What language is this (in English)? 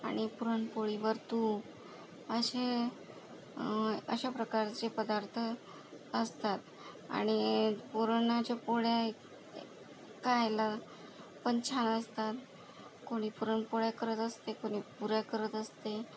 Marathi